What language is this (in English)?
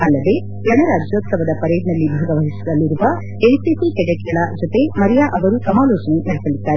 Kannada